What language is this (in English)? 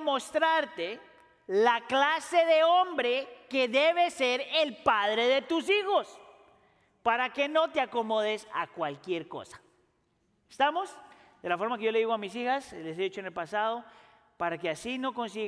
Spanish